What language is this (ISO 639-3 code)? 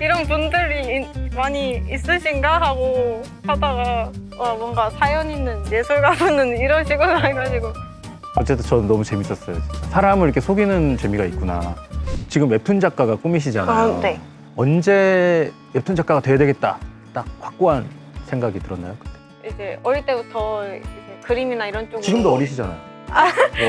kor